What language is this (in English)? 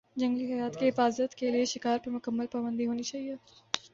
Urdu